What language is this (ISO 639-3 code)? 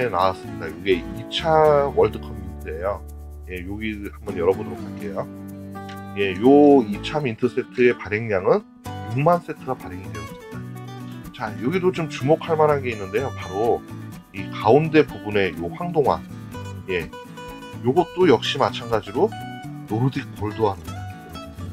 kor